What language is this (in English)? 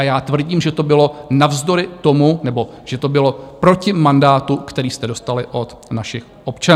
Czech